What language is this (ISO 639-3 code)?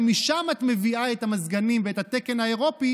heb